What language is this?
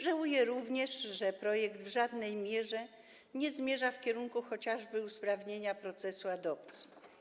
Polish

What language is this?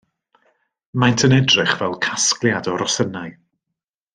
Welsh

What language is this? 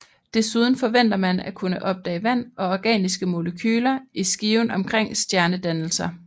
Danish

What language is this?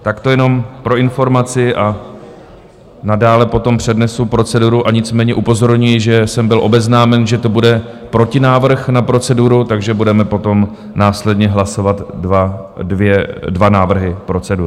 Czech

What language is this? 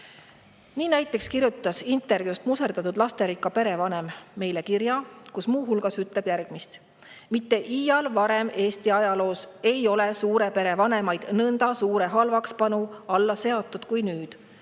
Estonian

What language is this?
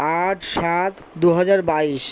Bangla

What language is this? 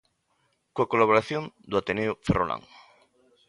Galician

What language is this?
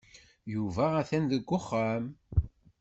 Kabyle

